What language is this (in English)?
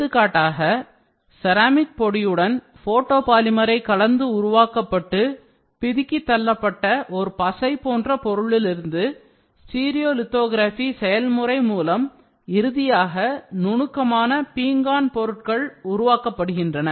Tamil